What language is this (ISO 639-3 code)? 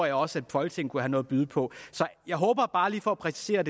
dan